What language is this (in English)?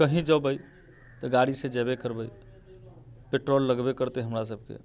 Maithili